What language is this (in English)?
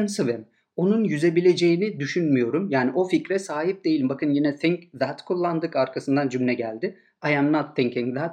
Turkish